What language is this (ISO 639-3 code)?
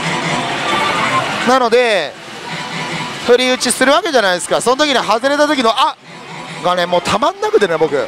jpn